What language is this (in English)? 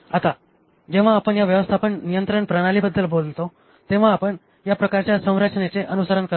Marathi